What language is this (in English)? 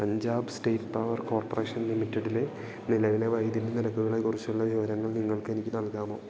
Malayalam